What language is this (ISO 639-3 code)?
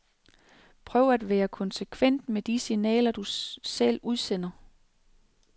dan